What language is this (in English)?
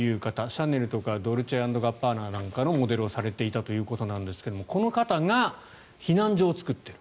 Japanese